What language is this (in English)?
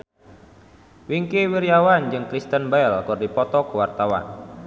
Sundanese